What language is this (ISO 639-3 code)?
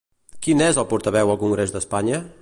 cat